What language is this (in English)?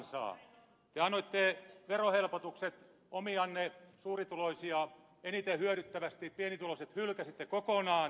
Finnish